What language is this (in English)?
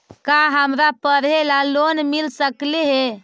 Magahi